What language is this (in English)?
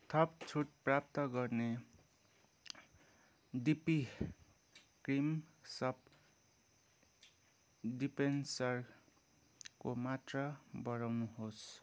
Nepali